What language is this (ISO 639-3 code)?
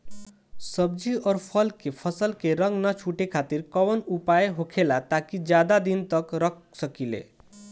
bho